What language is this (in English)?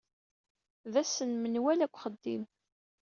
Kabyle